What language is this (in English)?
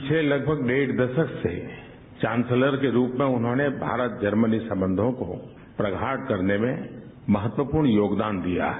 Hindi